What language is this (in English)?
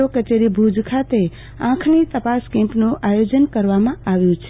Gujarati